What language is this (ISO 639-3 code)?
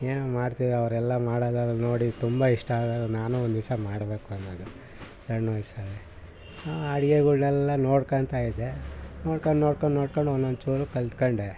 kan